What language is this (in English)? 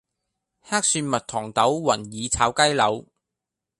Cantonese